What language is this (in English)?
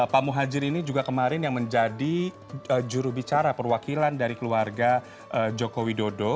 Indonesian